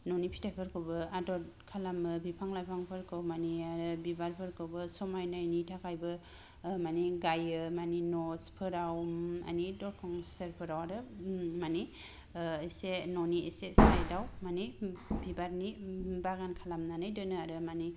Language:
Bodo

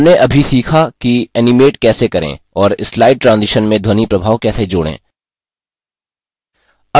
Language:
Hindi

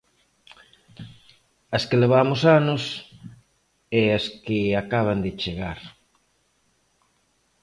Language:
Galician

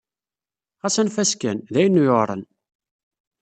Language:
Kabyle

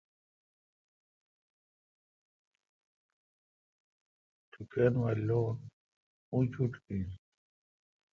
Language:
Kalkoti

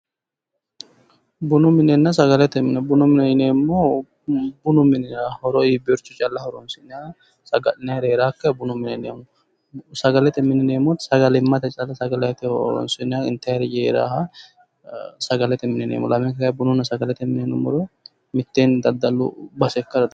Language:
Sidamo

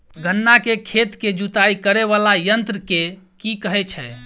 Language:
Maithili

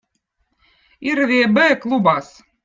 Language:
Votic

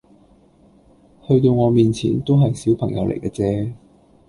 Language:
Cantonese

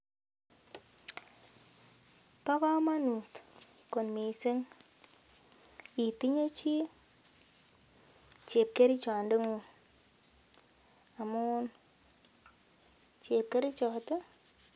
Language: Kalenjin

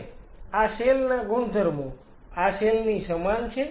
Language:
Gujarati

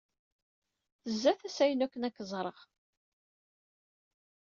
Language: Kabyle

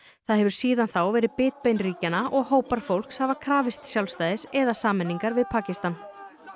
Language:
Icelandic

